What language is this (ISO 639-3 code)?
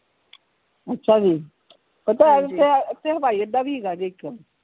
pan